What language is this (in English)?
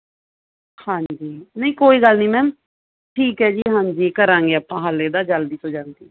Punjabi